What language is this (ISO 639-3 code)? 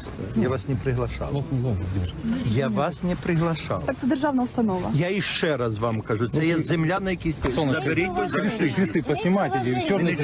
ukr